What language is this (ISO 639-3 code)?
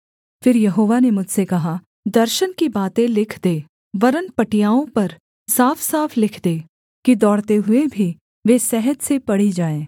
hin